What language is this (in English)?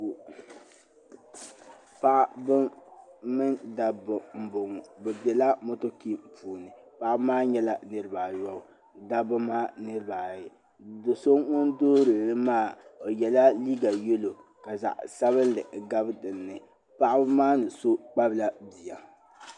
Dagbani